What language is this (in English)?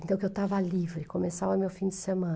Portuguese